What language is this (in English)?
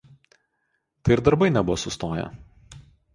Lithuanian